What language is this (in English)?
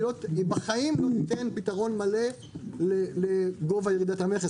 Hebrew